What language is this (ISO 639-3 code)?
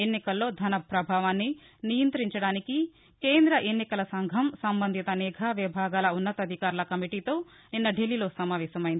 tel